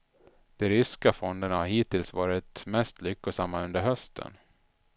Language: Swedish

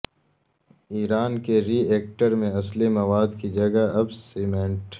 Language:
Urdu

